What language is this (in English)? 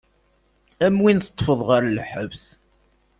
Kabyle